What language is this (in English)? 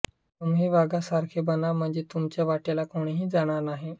Marathi